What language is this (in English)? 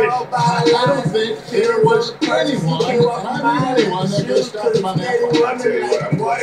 English